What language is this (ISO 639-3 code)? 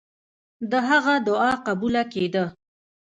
pus